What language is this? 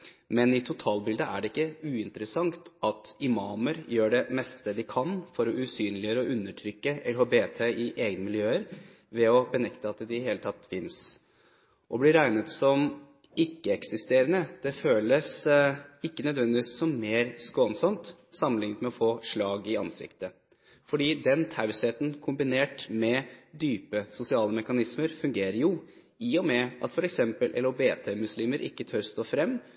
Norwegian Bokmål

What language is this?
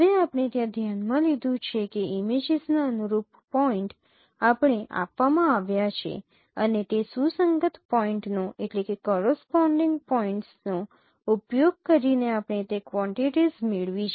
Gujarati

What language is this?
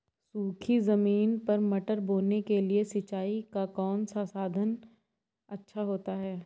Hindi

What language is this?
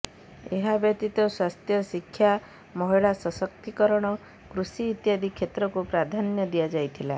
Odia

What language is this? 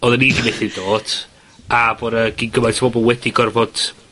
Welsh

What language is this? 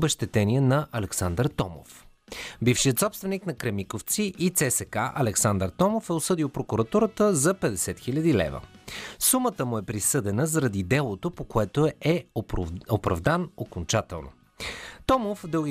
Bulgarian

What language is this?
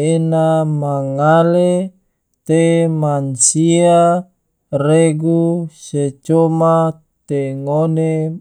Tidore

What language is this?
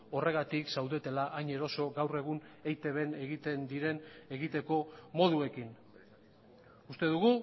Basque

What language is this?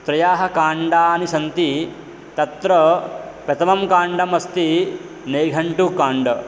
Sanskrit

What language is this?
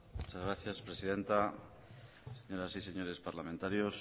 Spanish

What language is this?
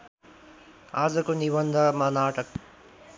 Nepali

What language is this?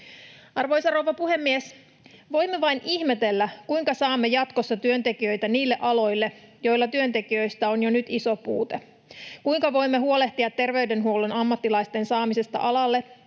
Finnish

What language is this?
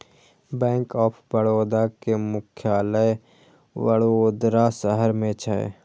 Maithili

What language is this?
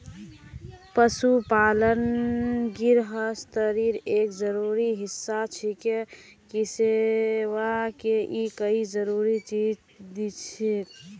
Magahi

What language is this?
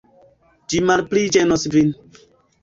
Esperanto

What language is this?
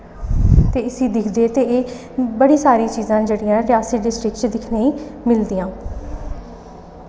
Dogri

